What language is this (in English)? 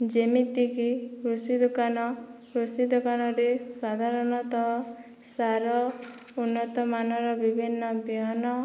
Odia